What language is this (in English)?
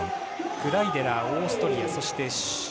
Japanese